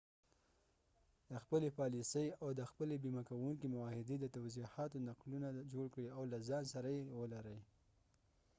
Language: Pashto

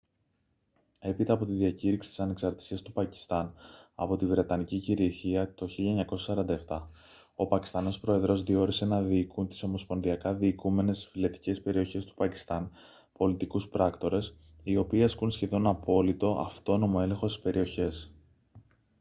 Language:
Greek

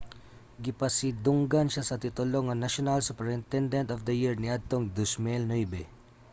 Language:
Cebuano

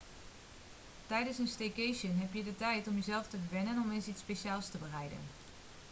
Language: Dutch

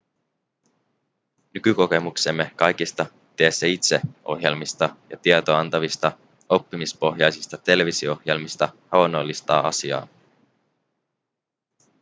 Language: Finnish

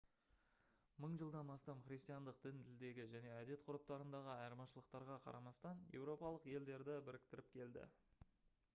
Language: Kazakh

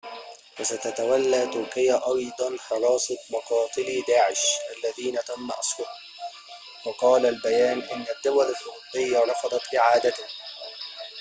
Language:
Arabic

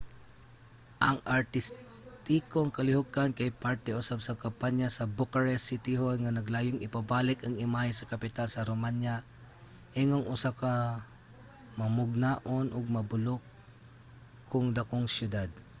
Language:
Cebuano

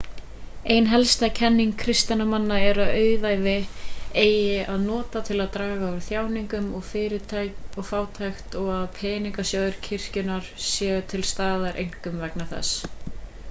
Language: Icelandic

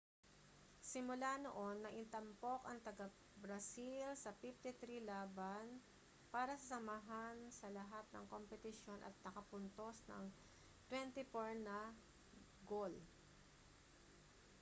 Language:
Filipino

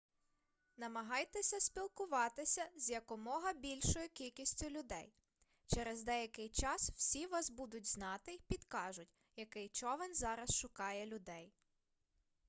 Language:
Ukrainian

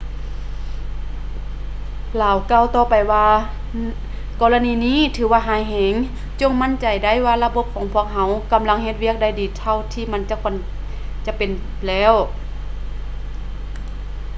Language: Lao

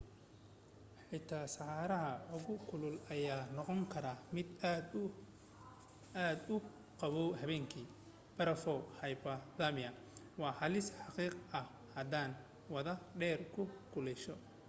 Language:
Somali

